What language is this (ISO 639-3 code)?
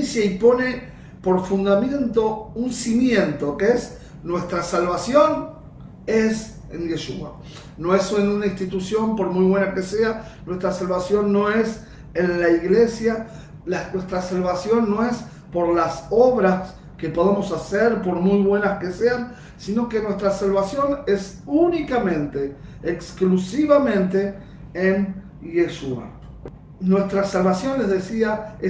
spa